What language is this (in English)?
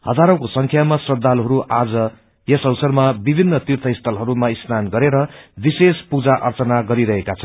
Nepali